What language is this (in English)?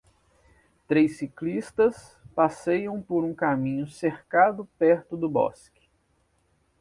Portuguese